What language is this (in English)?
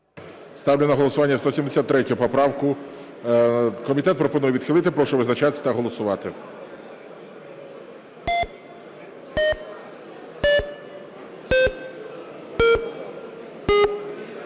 Ukrainian